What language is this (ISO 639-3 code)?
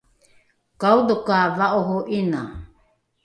dru